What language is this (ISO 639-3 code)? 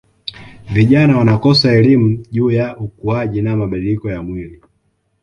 swa